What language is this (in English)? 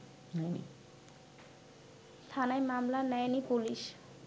Bangla